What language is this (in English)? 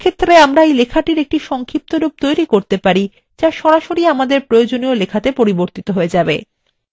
Bangla